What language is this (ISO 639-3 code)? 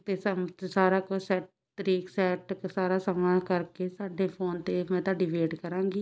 pan